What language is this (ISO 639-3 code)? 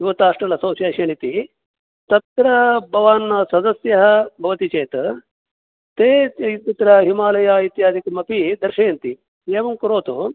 san